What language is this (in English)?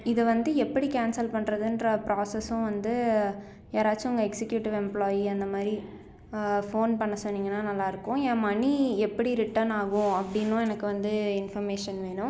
Tamil